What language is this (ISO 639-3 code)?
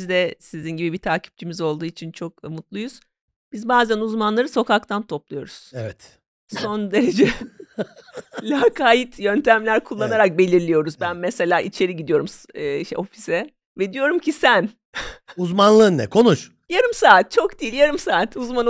tur